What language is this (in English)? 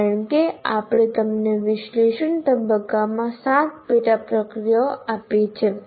Gujarati